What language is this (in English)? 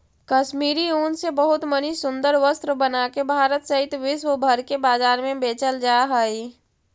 Magahi